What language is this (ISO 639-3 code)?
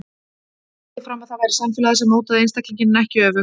isl